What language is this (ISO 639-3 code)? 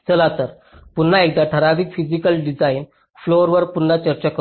mar